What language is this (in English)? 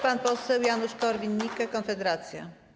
Polish